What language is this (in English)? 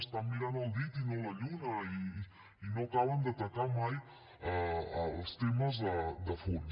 Catalan